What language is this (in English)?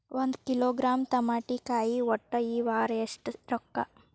Kannada